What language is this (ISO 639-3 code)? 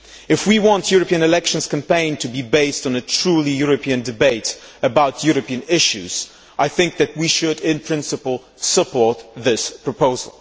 eng